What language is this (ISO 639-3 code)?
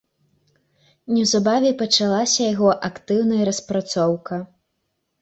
bel